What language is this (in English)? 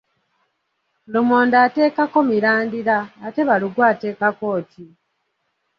Ganda